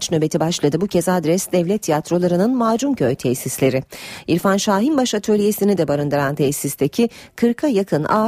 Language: Turkish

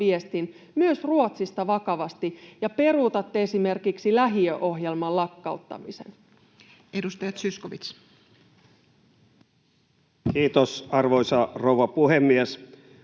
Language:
Finnish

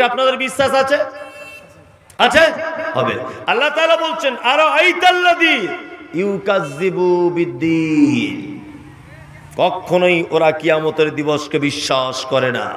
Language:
Hindi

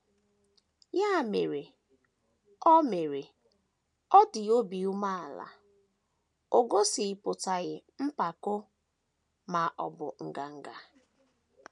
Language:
Igbo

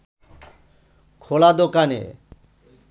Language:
Bangla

